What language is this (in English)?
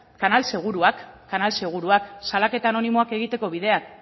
Basque